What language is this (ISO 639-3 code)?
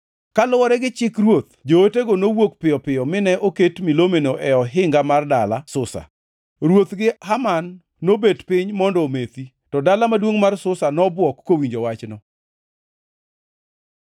luo